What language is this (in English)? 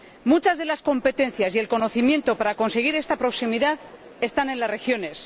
Spanish